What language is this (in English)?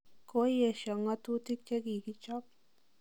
Kalenjin